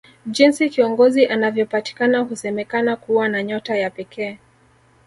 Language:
Swahili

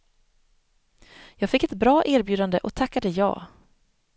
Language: Swedish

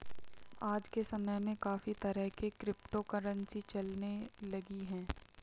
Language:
Hindi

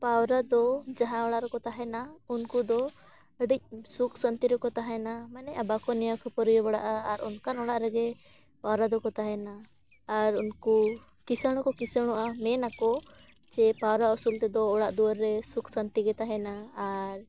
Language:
Santali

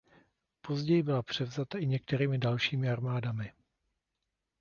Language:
Czech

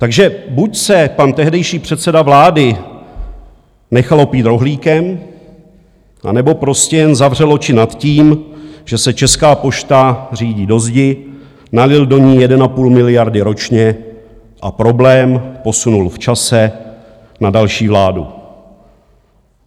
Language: Czech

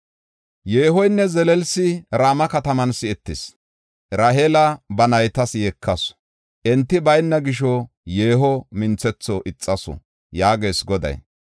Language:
Gofa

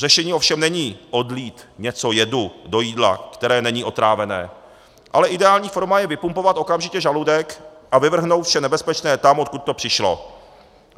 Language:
Czech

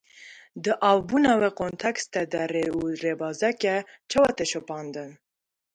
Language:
Kurdish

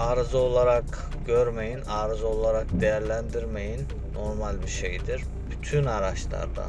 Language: Turkish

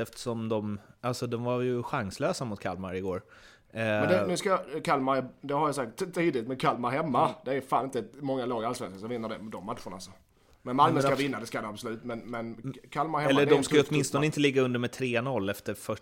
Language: Swedish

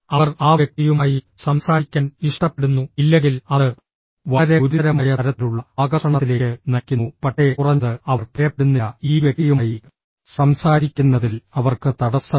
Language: Malayalam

